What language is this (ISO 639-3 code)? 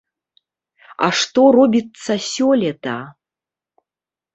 bel